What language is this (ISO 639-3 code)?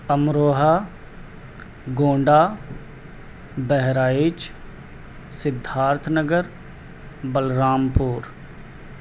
urd